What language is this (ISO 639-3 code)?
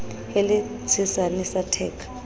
sot